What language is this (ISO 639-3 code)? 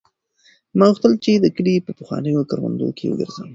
pus